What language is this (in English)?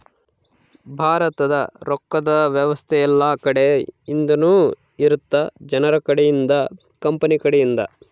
Kannada